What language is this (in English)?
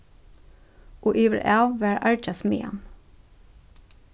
Faroese